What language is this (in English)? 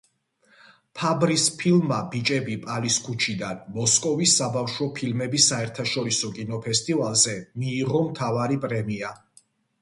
Georgian